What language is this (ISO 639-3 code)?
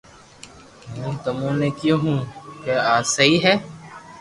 lrk